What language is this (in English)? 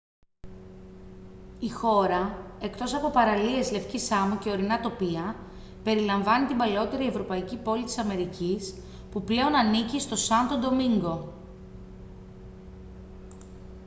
Greek